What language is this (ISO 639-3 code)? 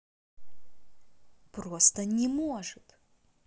rus